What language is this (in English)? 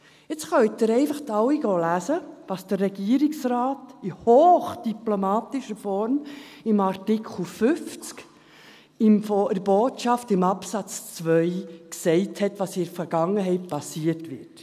Swiss German